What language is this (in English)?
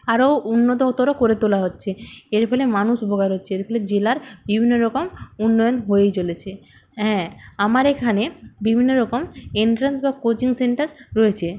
Bangla